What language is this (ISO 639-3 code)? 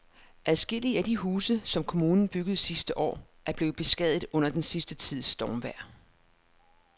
dan